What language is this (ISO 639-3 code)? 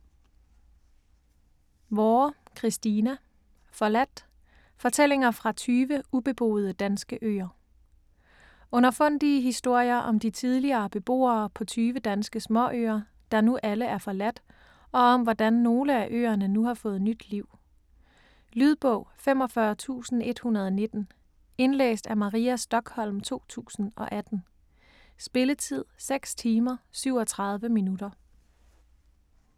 dan